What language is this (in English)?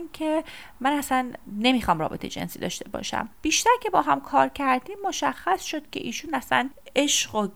Persian